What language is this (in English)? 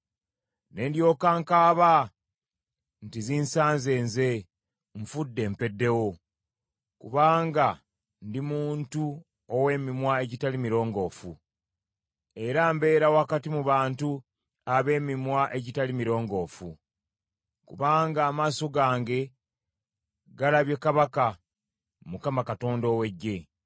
Ganda